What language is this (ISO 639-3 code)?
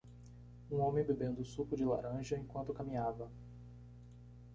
por